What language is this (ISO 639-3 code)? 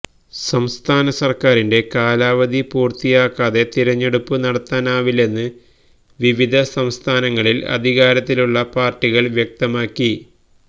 mal